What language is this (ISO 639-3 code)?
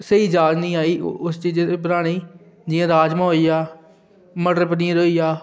doi